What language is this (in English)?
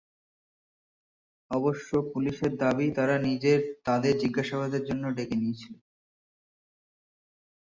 Bangla